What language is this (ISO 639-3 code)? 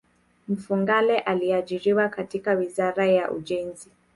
swa